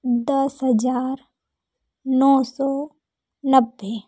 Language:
Hindi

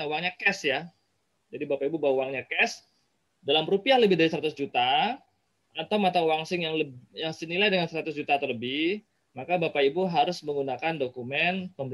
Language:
Indonesian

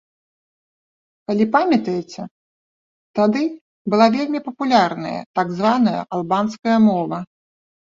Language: Belarusian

